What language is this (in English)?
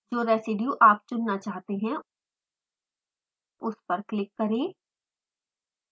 Hindi